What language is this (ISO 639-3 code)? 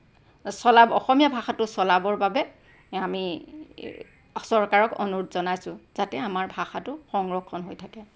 asm